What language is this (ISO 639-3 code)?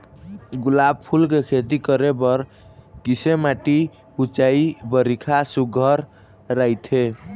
hne